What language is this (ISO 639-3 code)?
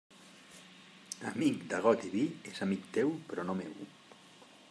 cat